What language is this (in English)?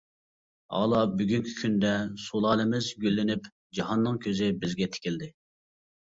Uyghur